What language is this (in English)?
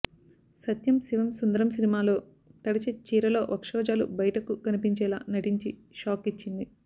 Telugu